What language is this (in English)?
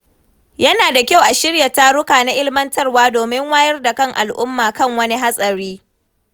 Hausa